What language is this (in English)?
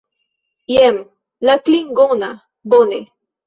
Esperanto